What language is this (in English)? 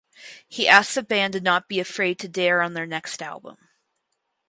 English